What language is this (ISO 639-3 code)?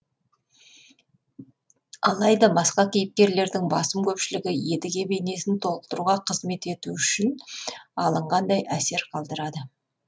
kaz